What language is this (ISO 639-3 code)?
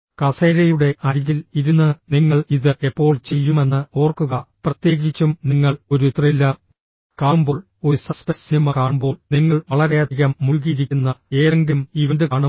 mal